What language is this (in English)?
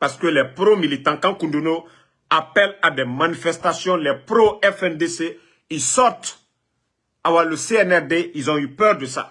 French